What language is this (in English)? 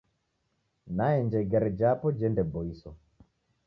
Taita